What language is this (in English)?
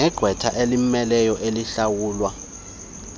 Xhosa